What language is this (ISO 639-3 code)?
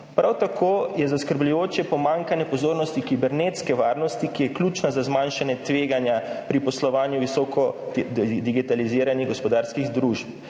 slv